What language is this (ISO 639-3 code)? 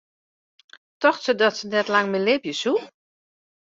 fry